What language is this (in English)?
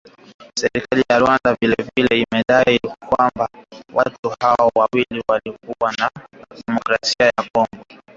Swahili